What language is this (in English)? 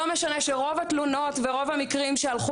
Hebrew